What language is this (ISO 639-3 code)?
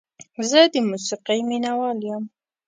pus